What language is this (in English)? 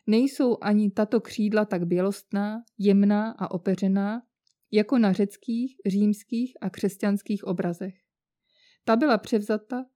Czech